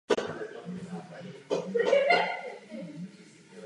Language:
Czech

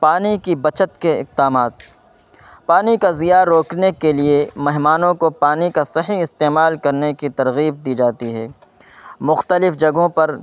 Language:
Urdu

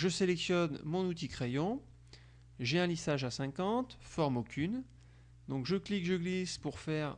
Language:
French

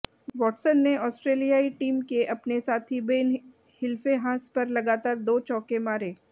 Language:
Hindi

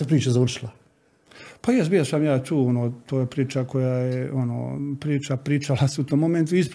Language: Croatian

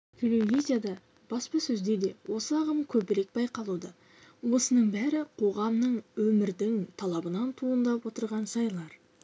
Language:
Kazakh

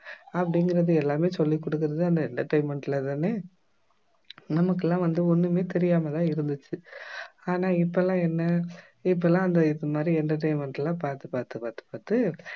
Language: Tamil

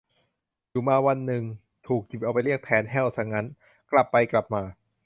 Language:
Thai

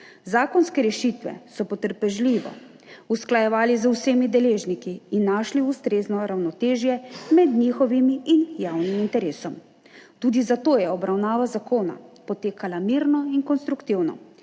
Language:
Slovenian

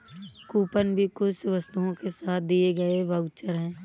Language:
Hindi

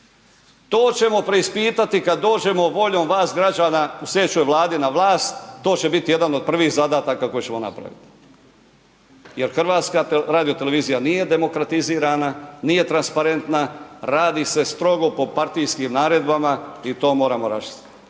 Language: Croatian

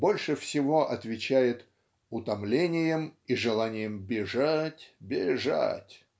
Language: Russian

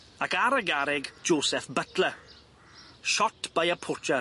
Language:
Welsh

